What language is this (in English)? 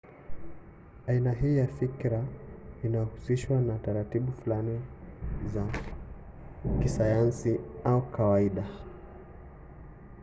Swahili